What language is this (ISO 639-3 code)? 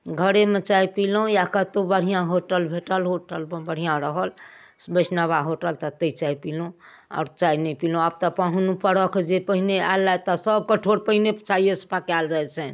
mai